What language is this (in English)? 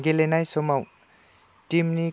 Bodo